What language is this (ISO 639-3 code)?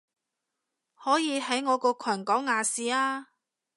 yue